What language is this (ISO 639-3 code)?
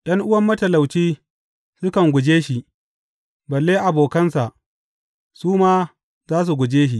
hau